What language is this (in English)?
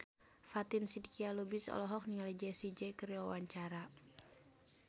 Sundanese